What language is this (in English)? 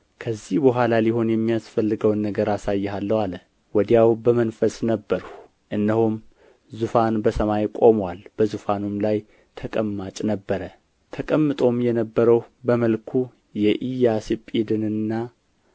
Amharic